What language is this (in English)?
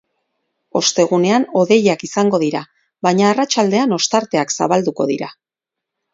Basque